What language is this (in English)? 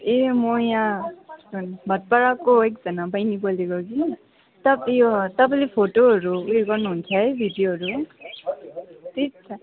Nepali